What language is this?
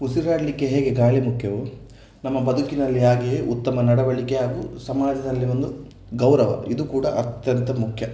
Kannada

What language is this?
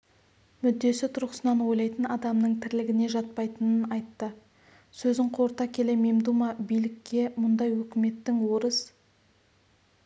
Kazakh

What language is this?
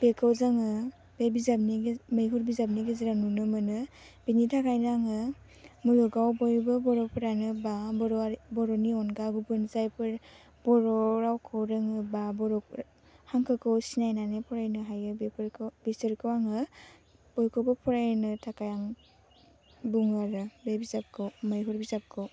Bodo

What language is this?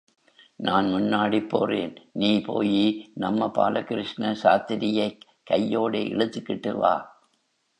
Tamil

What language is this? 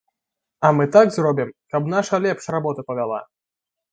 Belarusian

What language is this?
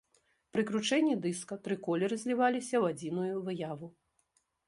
Belarusian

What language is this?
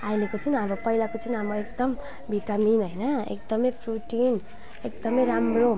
Nepali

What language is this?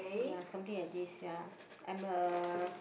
English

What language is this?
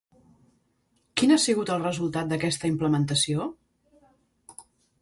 Catalan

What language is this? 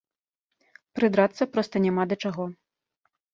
Belarusian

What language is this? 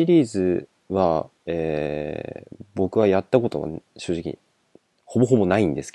Japanese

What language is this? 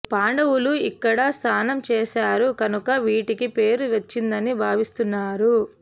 Telugu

